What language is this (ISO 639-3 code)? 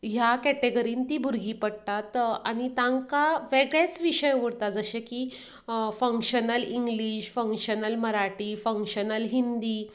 kok